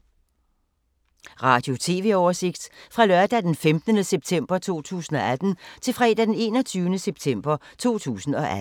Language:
Danish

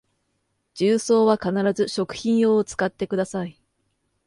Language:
Japanese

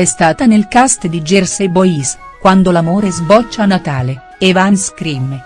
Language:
Italian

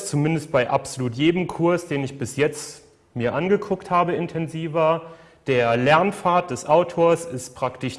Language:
German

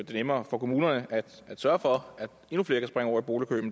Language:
Danish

